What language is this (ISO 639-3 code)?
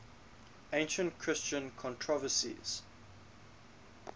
eng